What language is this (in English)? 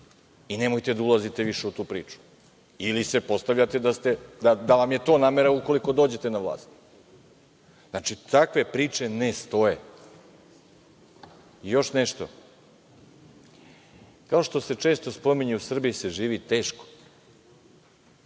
Serbian